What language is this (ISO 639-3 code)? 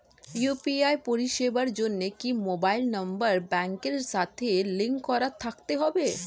ben